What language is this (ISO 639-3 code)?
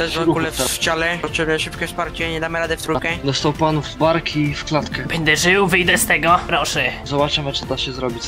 pol